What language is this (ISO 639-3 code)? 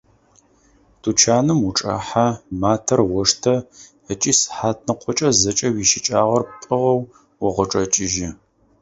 ady